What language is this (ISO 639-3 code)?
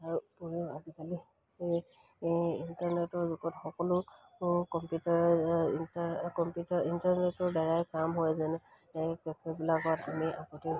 asm